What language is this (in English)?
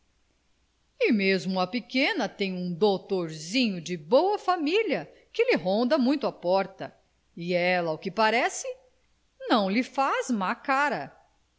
Portuguese